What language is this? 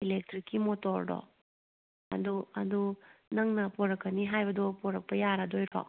Manipuri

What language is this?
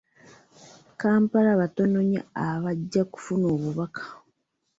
Ganda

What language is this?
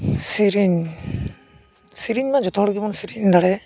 Santali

